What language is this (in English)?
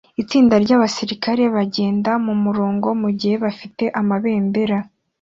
Kinyarwanda